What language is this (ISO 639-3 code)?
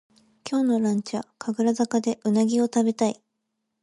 jpn